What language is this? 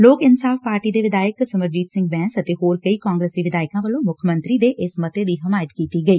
Punjabi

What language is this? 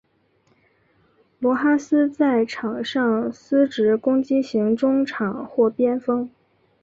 Chinese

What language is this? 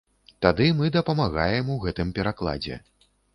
Belarusian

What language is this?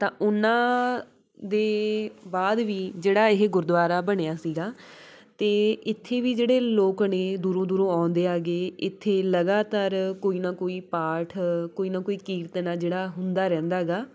Punjabi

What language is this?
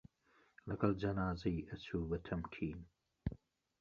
Central Kurdish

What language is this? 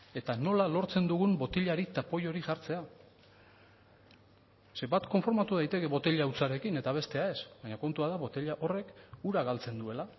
Basque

